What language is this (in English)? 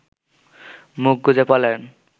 Bangla